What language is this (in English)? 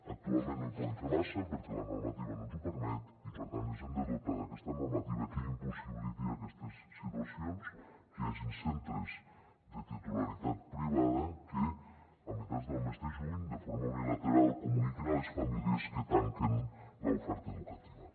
Catalan